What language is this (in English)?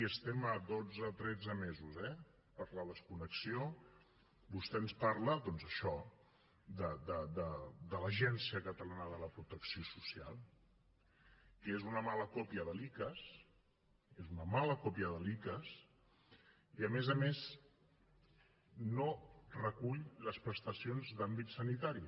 Catalan